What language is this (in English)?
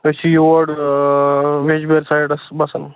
Kashmiri